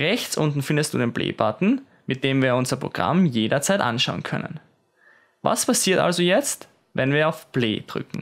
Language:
German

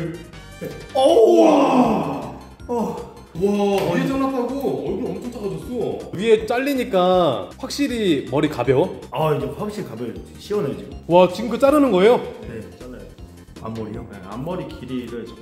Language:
Korean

